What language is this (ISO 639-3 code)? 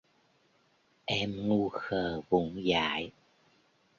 vie